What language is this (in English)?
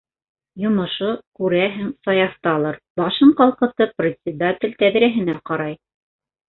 Bashkir